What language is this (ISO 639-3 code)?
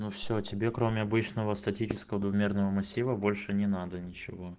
rus